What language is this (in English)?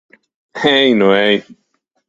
Latvian